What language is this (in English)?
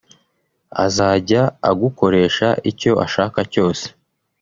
Kinyarwanda